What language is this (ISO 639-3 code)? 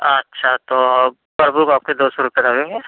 urd